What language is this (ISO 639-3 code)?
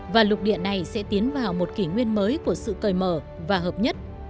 vie